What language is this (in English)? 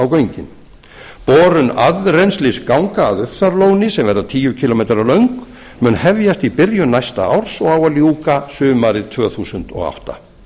Icelandic